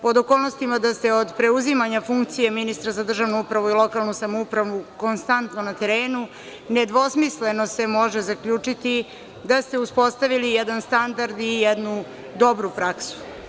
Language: Serbian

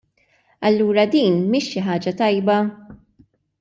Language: Maltese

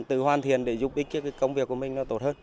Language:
Vietnamese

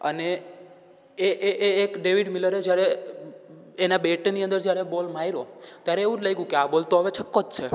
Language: Gujarati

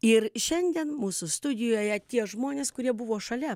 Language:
Lithuanian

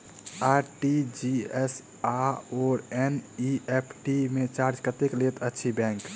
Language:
Maithili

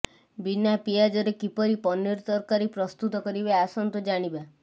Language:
Odia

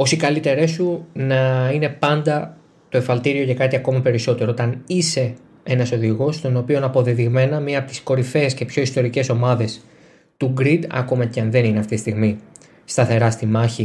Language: Greek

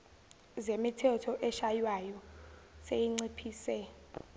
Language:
Zulu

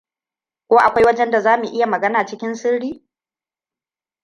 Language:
Hausa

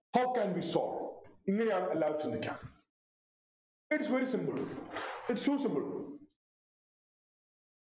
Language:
Malayalam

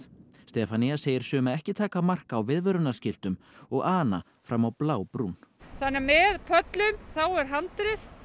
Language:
Icelandic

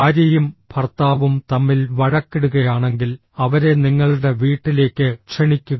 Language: Malayalam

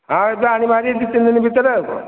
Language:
Odia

